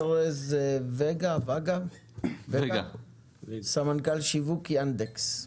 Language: Hebrew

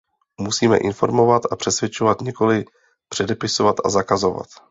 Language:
Czech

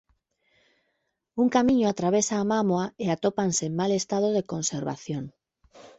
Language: Galician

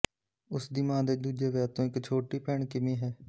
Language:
Punjabi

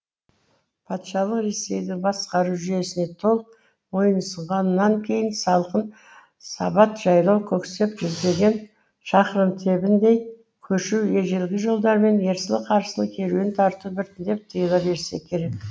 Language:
Kazakh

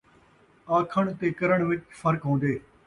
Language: Saraiki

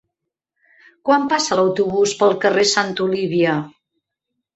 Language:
Catalan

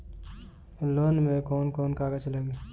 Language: Bhojpuri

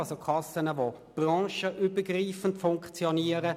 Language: Swiss German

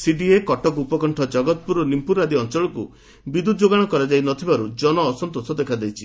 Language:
Odia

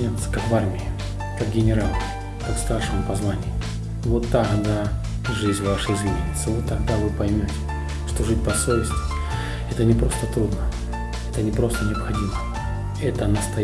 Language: Russian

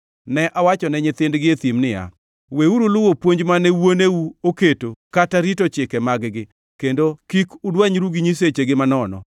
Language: Luo (Kenya and Tanzania)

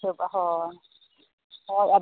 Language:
Santali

